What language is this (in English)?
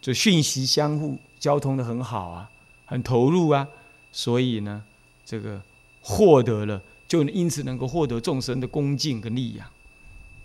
Chinese